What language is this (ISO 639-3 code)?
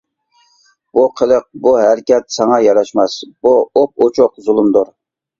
uig